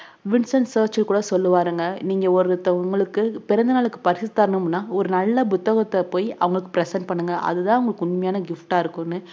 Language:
Tamil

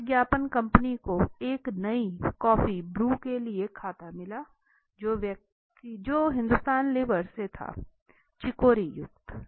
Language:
Hindi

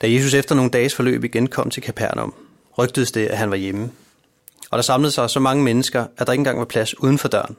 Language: Danish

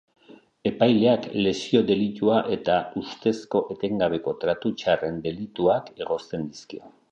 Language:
Basque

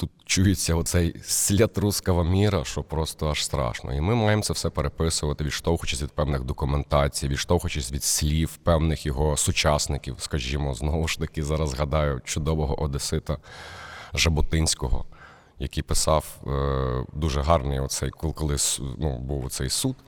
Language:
Ukrainian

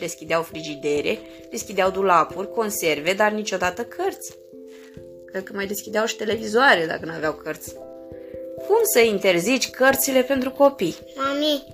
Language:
Romanian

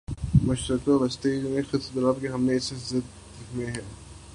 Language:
Urdu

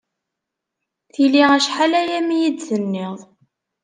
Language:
Kabyle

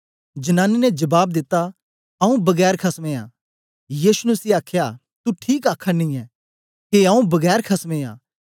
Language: Dogri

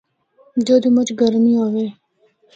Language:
Northern Hindko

